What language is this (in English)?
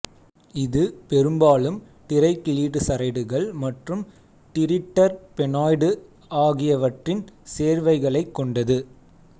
Tamil